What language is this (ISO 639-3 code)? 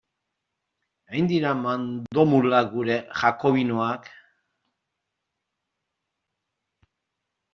eus